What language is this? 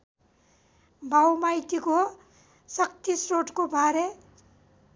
Nepali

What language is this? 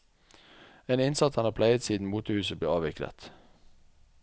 Norwegian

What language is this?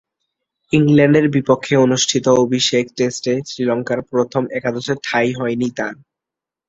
Bangla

